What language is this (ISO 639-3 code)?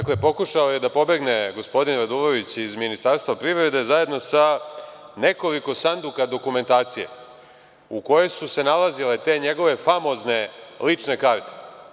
srp